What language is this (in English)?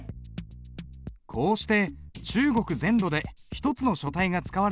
Japanese